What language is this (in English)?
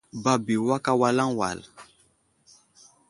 Wuzlam